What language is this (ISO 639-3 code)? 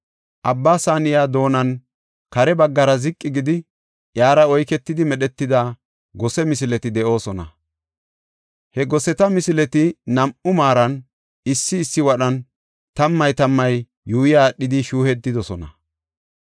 gof